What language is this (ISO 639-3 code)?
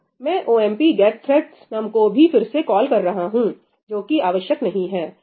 hin